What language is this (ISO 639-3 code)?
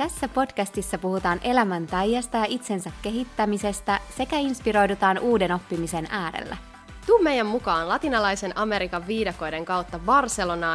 fin